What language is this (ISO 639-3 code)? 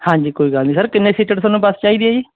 pan